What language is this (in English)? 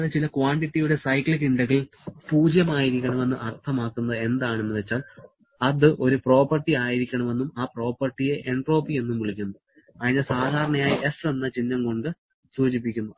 Malayalam